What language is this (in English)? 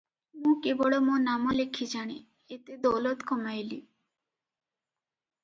Odia